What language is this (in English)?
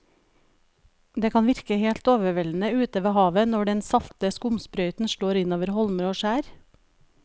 Norwegian